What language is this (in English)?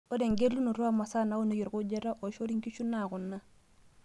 Masai